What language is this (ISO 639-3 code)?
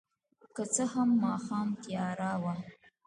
pus